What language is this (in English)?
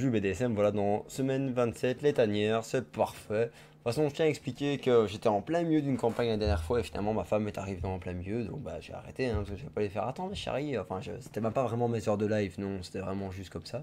French